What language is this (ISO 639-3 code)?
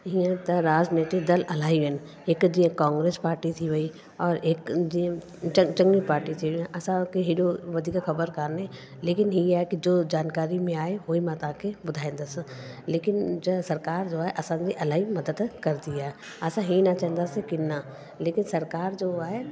snd